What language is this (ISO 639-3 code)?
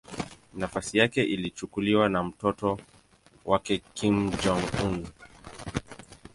swa